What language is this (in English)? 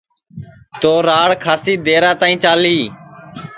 Sansi